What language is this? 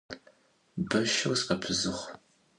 Adyghe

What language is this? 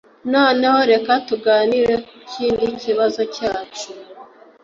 Kinyarwanda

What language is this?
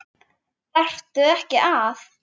Icelandic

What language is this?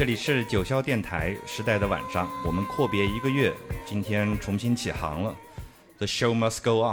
Chinese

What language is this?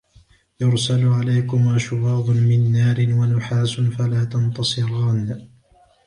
Arabic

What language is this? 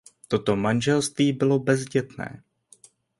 Czech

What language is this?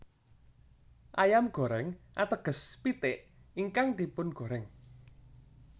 Javanese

